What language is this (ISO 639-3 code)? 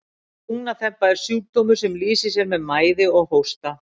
isl